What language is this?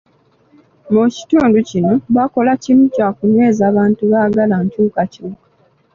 Ganda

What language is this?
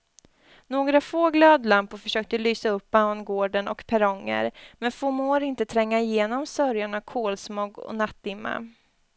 Swedish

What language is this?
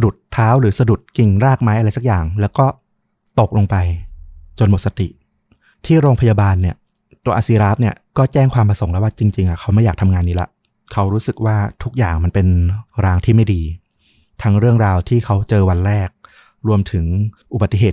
Thai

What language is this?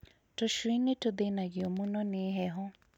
Kikuyu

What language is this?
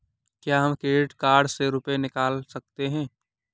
Hindi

